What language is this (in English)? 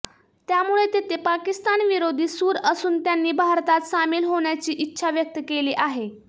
Marathi